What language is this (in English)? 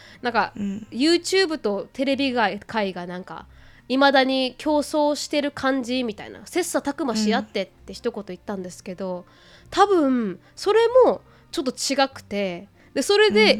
Japanese